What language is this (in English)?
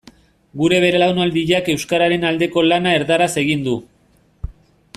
Basque